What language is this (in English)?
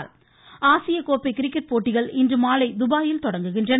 Tamil